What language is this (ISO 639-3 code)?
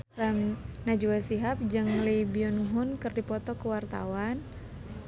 sun